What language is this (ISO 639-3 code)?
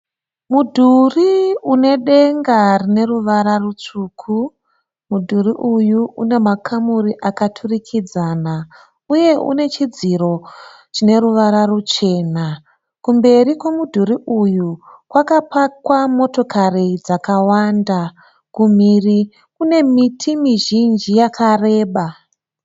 sna